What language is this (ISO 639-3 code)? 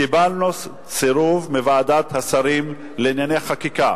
heb